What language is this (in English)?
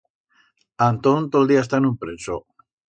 Aragonese